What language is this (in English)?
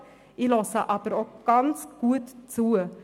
Swiss German